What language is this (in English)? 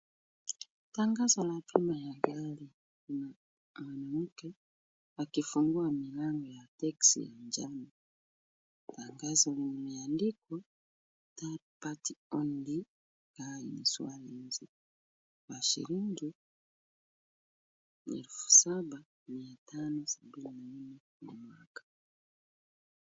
Swahili